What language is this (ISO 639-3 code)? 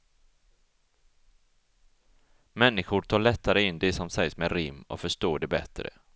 swe